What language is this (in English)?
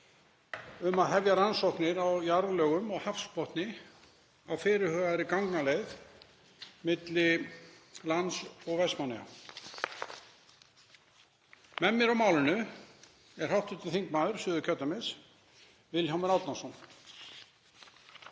Icelandic